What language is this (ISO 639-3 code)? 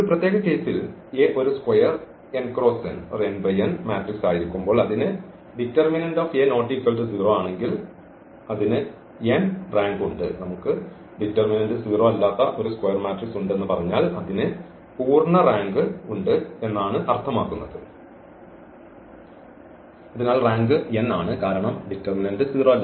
mal